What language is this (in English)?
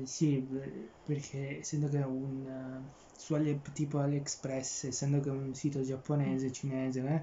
Italian